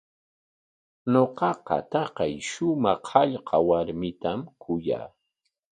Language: Corongo Ancash Quechua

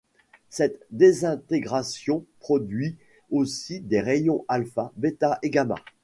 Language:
French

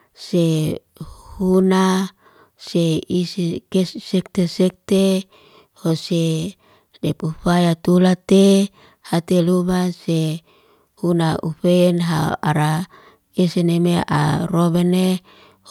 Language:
Liana-Seti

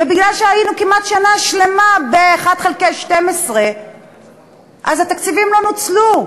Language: Hebrew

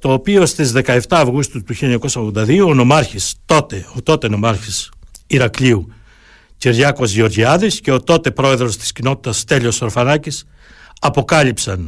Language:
Greek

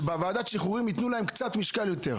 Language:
Hebrew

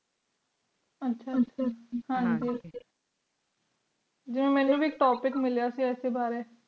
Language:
Punjabi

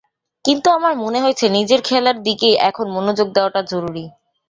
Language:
Bangla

